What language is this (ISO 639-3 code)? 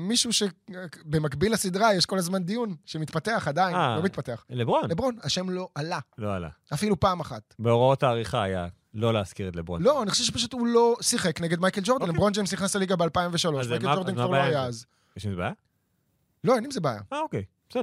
heb